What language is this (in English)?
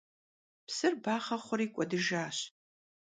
Kabardian